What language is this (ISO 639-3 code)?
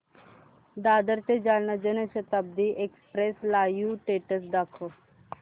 mar